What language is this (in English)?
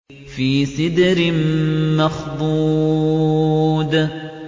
Arabic